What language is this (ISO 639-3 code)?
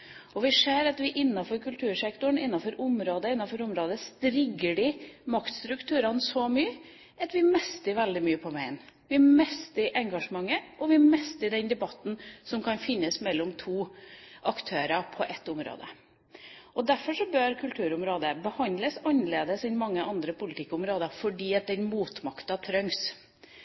nob